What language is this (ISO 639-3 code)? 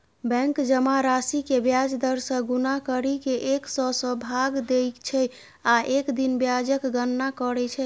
mai